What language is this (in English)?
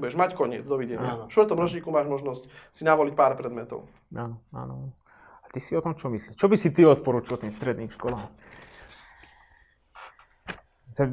Slovak